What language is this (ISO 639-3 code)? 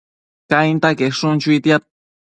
mcf